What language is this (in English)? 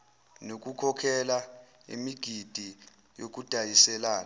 Zulu